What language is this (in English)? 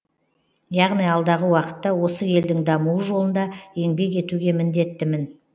Kazakh